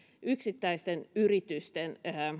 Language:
Finnish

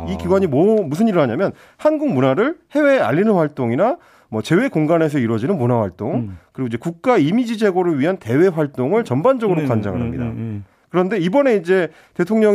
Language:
Korean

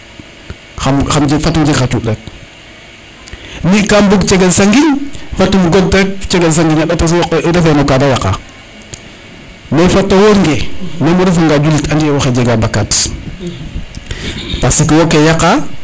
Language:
Serer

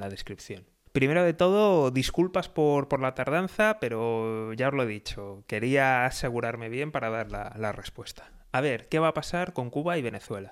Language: Spanish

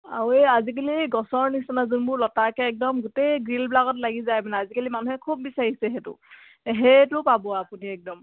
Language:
Assamese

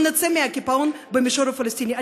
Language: Hebrew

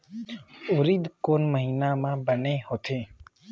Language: Chhattisgarhi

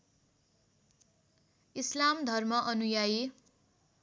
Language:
Nepali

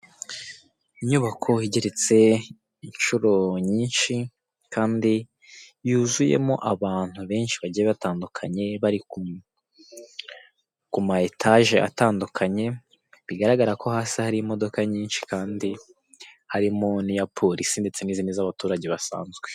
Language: Kinyarwanda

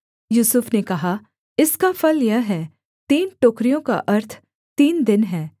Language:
Hindi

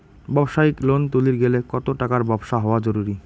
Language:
Bangla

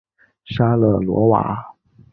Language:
Chinese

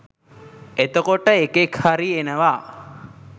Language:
Sinhala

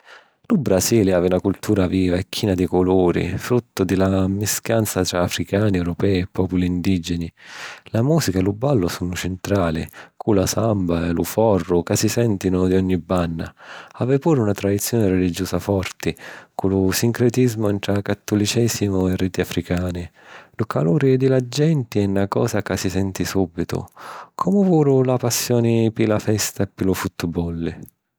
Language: Sicilian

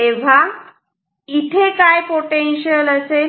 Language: Marathi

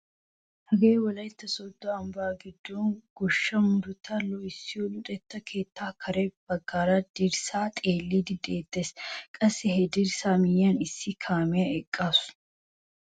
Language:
Wolaytta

